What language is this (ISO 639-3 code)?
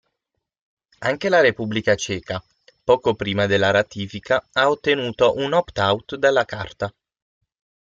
ita